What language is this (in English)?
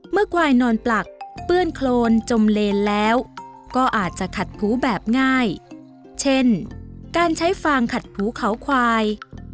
Thai